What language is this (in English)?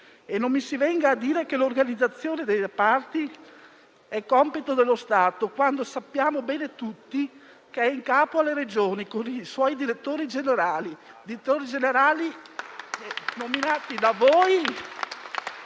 Italian